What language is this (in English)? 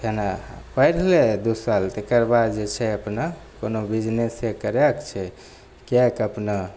Maithili